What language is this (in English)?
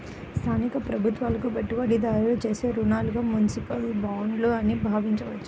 Telugu